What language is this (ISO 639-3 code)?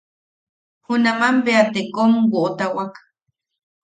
yaq